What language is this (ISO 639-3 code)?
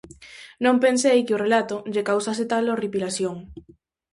glg